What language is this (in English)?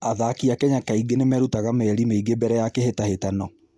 Kikuyu